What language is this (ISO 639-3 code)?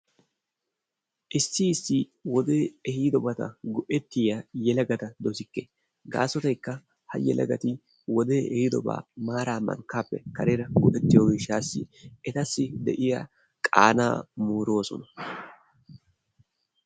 wal